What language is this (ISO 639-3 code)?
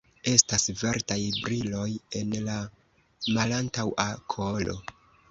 epo